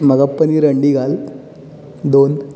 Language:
Konkani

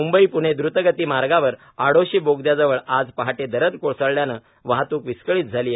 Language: Marathi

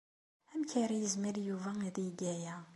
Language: Kabyle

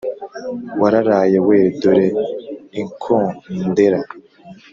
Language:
Kinyarwanda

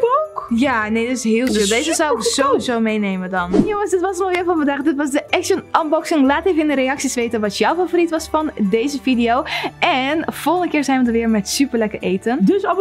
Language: Dutch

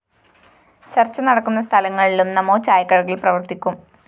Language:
Malayalam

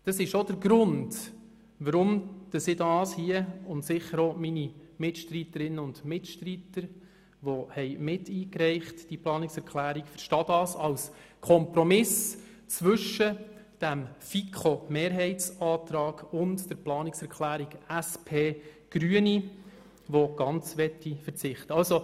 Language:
Swiss German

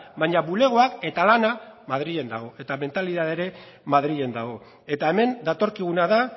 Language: Basque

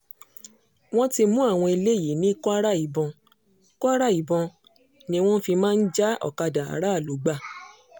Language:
Yoruba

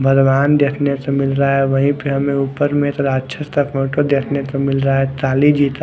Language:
Hindi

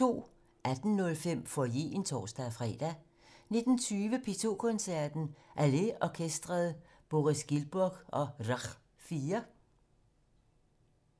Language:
Danish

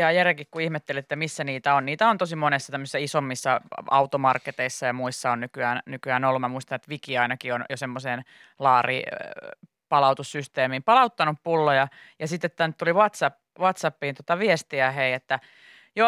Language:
Finnish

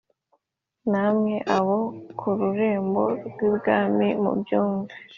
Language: Kinyarwanda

